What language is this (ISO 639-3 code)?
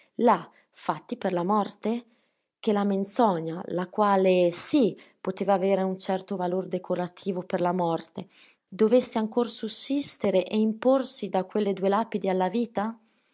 ita